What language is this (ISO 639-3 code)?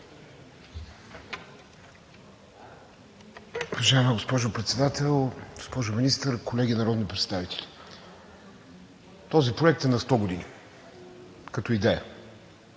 bul